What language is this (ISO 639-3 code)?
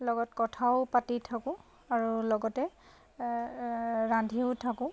asm